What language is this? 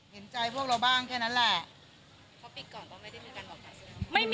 Thai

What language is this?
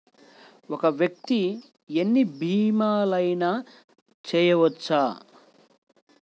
Telugu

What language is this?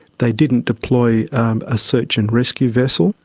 English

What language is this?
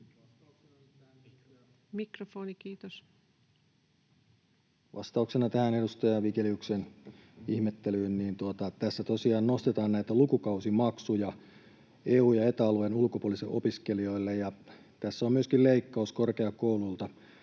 Finnish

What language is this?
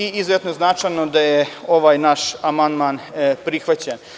Serbian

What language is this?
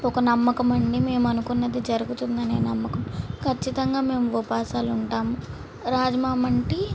Telugu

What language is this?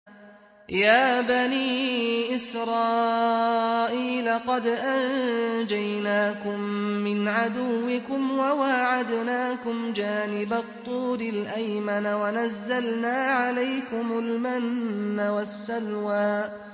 Arabic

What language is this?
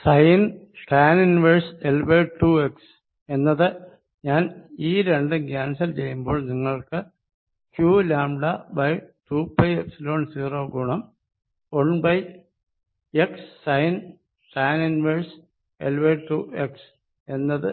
Malayalam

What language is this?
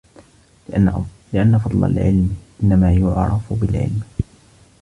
Arabic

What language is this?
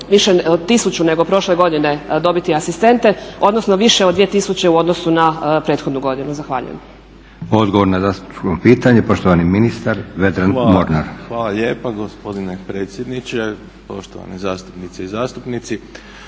Croatian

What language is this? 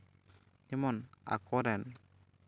Santali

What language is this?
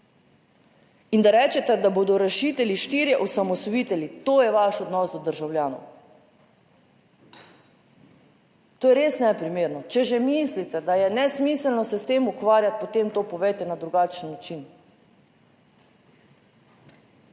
Slovenian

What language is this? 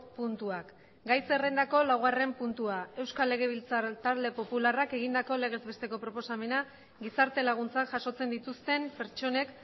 Basque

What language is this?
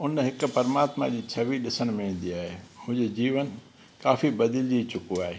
Sindhi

